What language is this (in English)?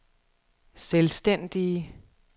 Danish